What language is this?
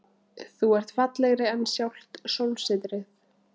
Icelandic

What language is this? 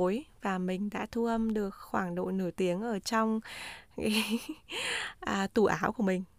Vietnamese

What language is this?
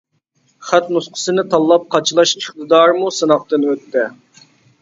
Uyghur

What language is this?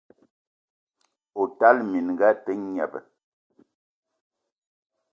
Eton (Cameroon)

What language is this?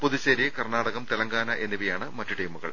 Malayalam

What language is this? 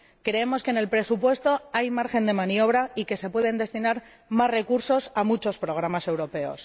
Spanish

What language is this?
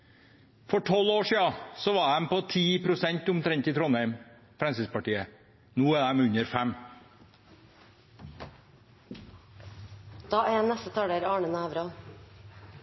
Norwegian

